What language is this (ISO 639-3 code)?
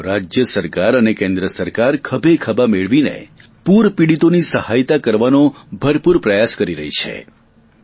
guj